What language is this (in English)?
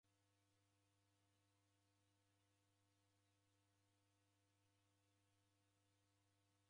Taita